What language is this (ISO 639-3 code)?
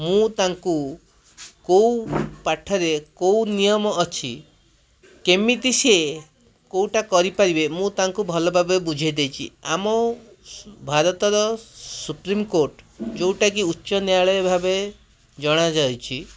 ori